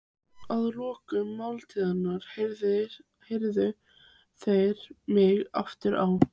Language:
Icelandic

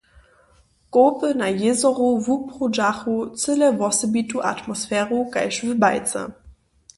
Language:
Upper Sorbian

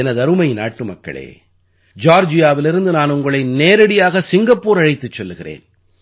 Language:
Tamil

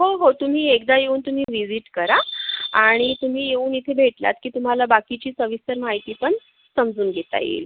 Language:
Marathi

